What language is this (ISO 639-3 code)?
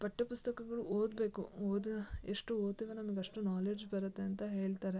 kan